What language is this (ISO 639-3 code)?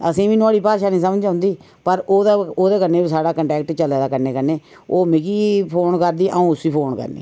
doi